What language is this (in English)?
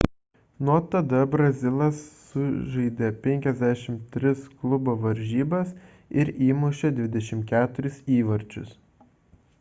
Lithuanian